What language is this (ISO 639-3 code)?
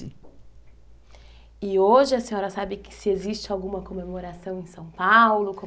por